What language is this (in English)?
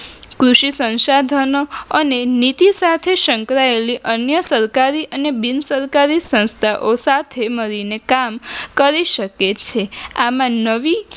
Gujarati